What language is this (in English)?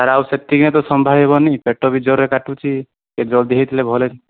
Odia